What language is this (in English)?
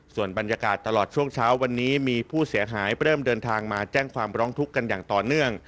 Thai